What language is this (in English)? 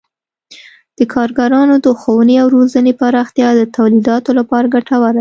Pashto